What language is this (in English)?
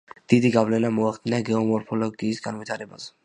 Georgian